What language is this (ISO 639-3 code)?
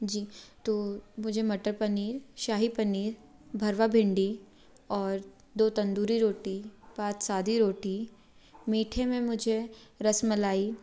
hin